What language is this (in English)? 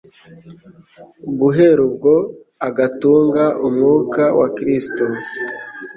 Kinyarwanda